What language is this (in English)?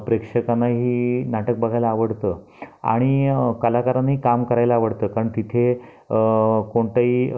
Marathi